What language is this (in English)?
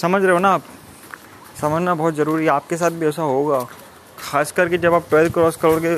Hindi